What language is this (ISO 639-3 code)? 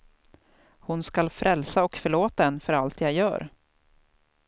swe